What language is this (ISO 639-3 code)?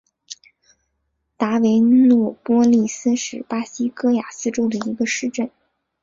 zho